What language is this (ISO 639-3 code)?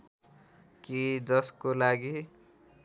nep